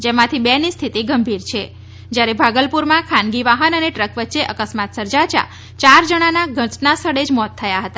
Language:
Gujarati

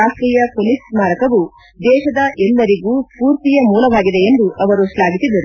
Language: Kannada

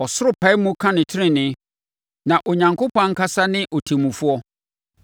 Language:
Akan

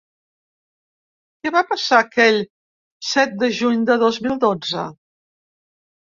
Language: Catalan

